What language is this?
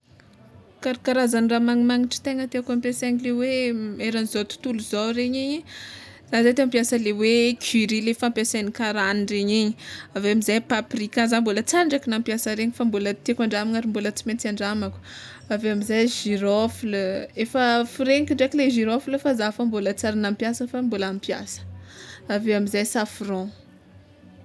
Tsimihety Malagasy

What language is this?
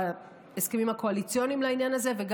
Hebrew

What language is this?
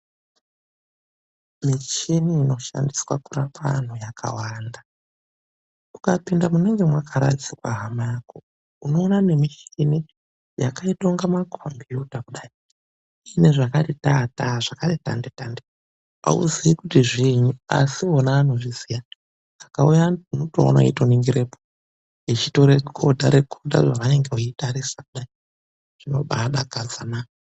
Ndau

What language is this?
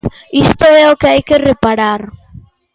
Galician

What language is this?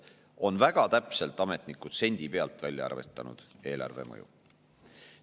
Estonian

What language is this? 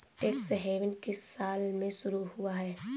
Hindi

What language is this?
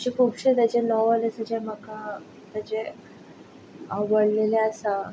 Konkani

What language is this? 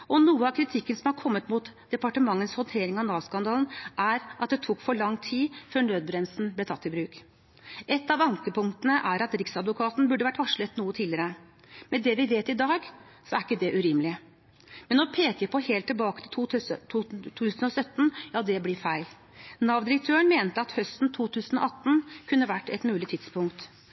Norwegian Bokmål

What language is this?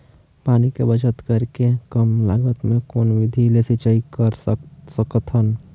Chhattisgarhi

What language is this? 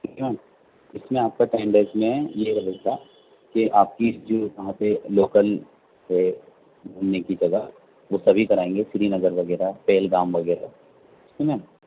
Urdu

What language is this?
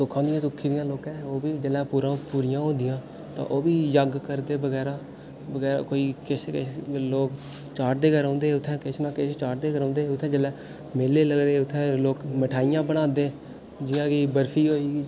Dogri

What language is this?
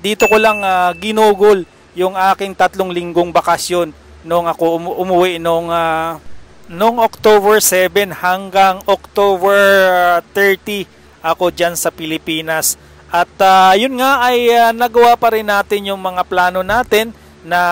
Filipino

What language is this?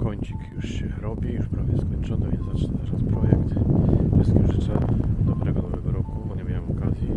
Polish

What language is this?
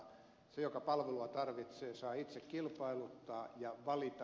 Finnish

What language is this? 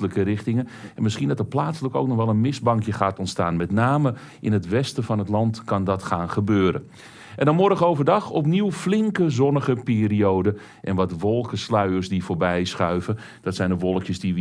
Dutch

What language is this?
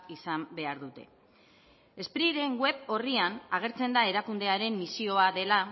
Basque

